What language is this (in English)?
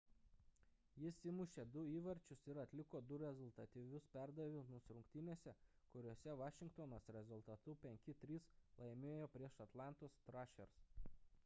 Lithuanian